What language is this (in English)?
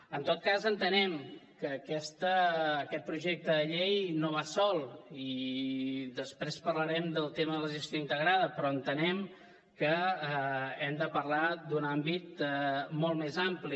Catalan